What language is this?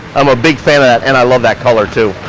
English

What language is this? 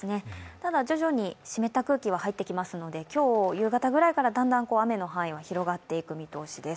Japanese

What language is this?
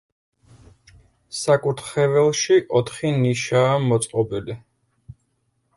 Georgian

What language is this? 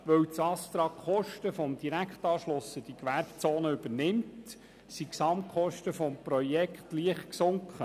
Swiss German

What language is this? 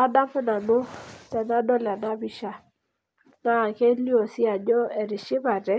Masai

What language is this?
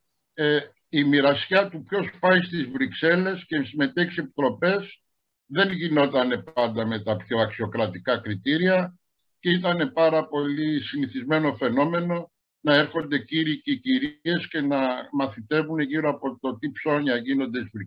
Greek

